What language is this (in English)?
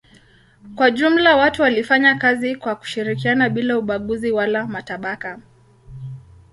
Swahili